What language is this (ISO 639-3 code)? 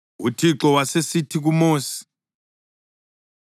nde